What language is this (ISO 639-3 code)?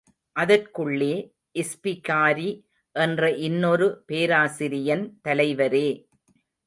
tam